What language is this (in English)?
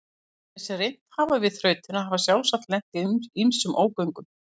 Icelandic